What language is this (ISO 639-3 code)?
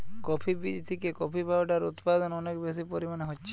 ben